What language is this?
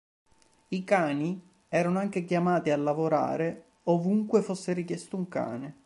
Italian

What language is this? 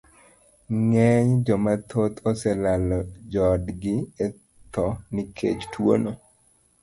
Luo (Kenya and Tanzania)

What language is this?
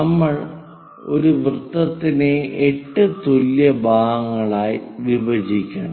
Malayalam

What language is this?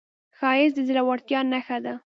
Pashto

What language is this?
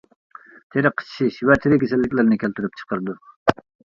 Uyghur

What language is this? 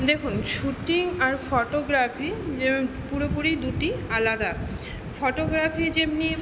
Bangla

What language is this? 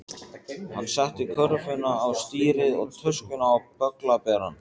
Icelandic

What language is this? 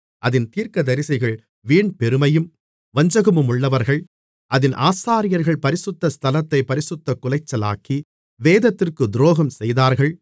Tamil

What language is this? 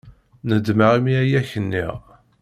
Kabyle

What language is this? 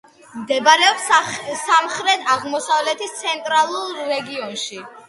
Georgian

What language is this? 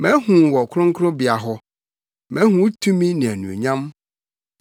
Akan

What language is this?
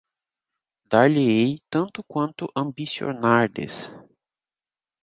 Portuguese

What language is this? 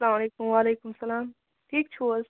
Kashmiri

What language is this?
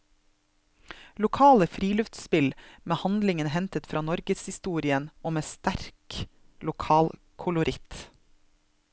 Norwegian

